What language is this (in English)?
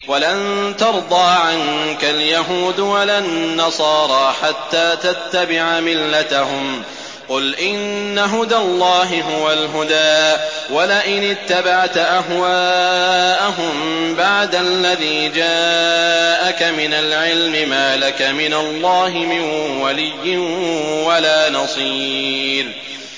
Arabic